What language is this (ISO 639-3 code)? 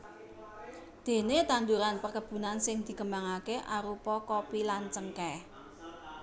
jav